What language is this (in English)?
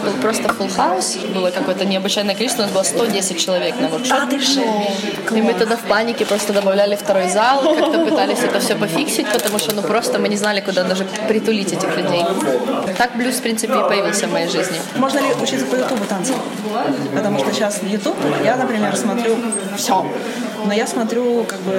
Russian